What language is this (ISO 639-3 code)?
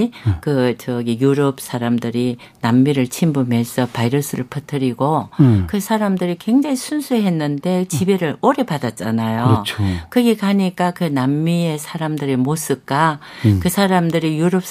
kor